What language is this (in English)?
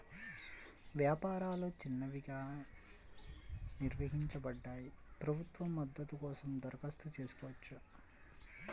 Telugu